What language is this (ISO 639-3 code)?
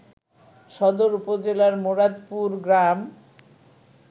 ben